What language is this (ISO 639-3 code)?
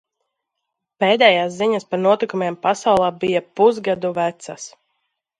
lav